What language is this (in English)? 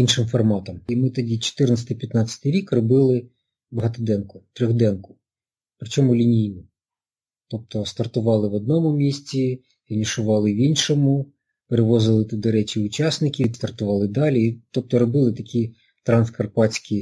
Ukrainian